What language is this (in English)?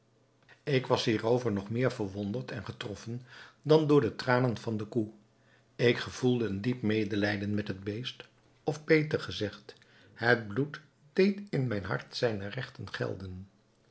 Dutch